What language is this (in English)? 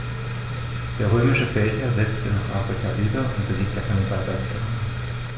German